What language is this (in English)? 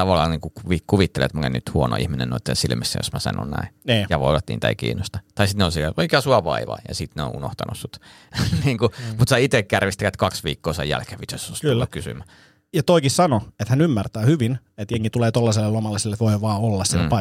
Finnish